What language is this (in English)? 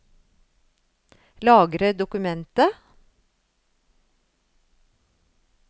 Norwegian